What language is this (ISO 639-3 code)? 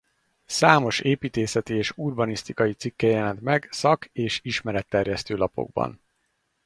hun